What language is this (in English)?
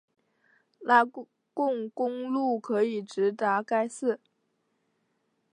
Chinese